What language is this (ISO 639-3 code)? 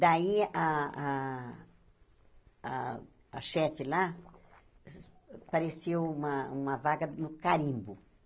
por